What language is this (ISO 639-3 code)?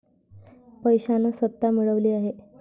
mar